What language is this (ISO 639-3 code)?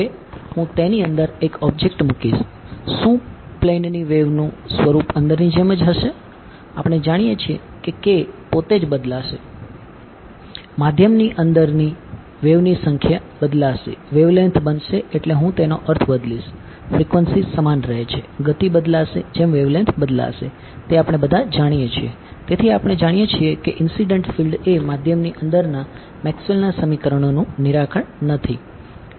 guj